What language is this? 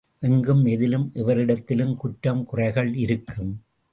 Tamil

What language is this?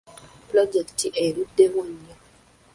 Ganda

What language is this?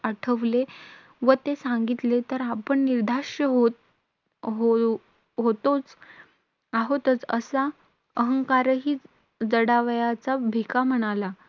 Marathi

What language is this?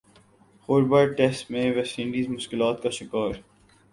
Urdu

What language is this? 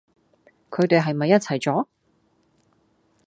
Cantonese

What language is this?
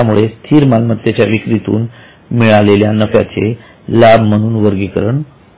Marathi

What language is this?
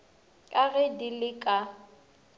Northern Sotho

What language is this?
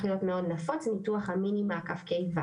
Hebrew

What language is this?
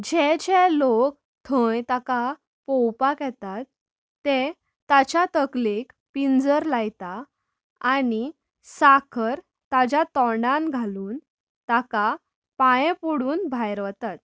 Konkani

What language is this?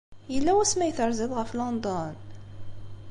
Kabyle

